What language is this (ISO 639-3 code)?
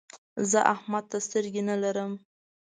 pus